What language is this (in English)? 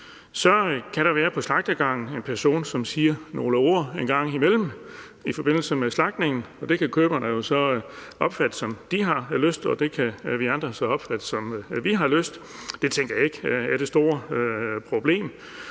Danish